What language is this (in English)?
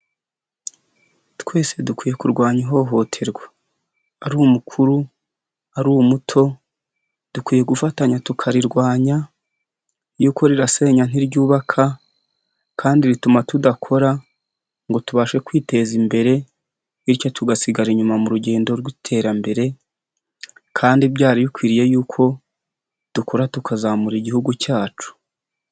Kinyarwanda